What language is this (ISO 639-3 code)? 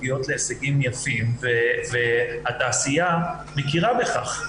heb